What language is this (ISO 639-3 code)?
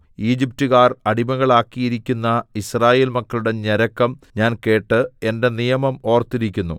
mal